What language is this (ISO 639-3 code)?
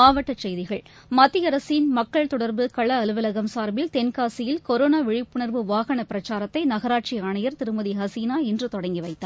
tam